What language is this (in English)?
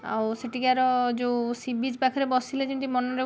Odia